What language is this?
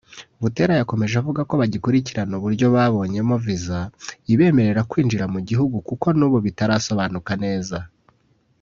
Kinyarwanda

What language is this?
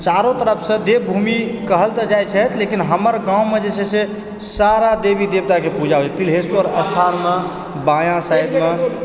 Maithili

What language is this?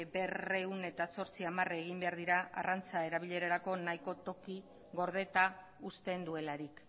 Basque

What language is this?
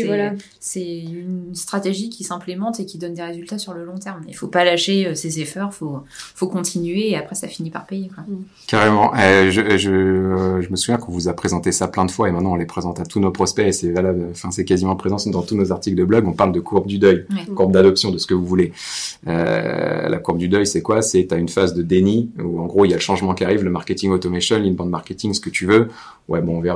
French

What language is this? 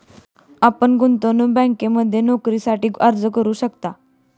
Marathi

